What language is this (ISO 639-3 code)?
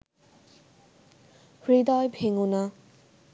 ben